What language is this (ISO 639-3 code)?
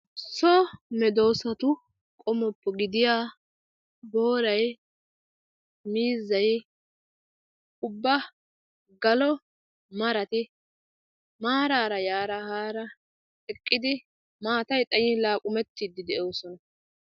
wal